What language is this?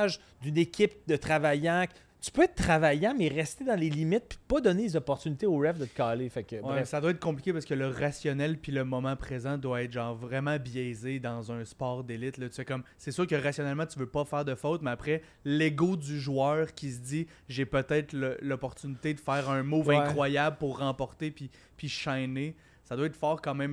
French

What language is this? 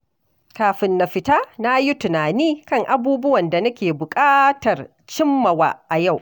Hausa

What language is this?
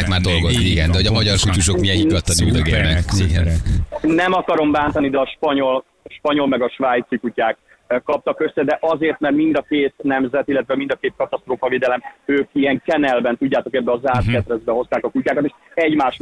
Hungarian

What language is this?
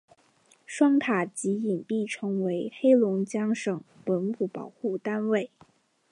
Chinese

